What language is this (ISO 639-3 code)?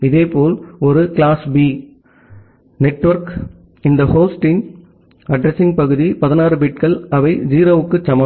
tam